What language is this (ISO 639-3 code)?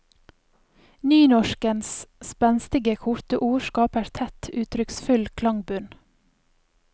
nor